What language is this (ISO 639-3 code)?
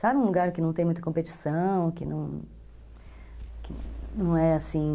por